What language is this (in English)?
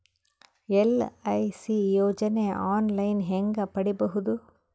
Kannada